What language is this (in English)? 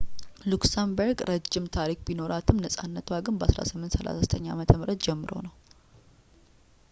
Amharic